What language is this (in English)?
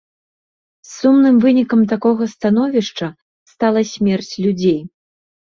Belarusian